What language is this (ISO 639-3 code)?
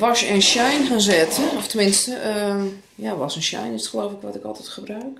nld